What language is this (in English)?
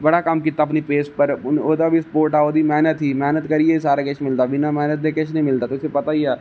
Dogri